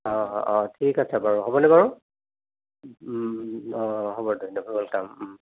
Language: Assamese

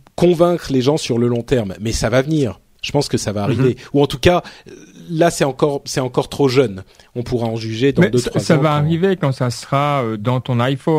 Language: French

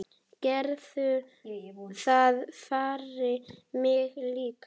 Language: Icelandic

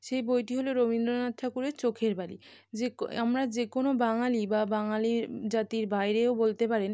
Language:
Bangla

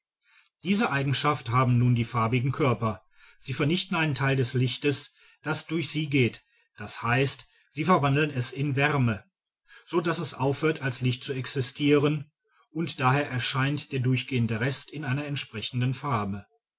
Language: German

